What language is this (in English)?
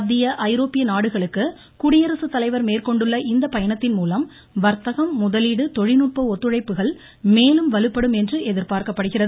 Tamil